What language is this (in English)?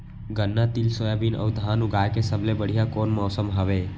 Chhattisgarhi